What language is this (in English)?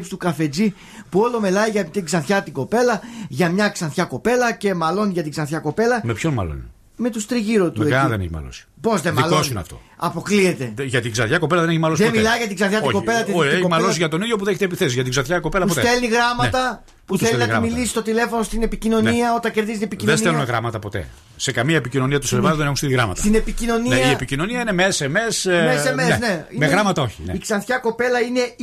Greek